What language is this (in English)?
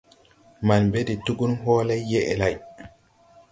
Tupuri